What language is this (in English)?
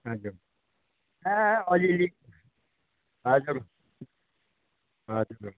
Nepali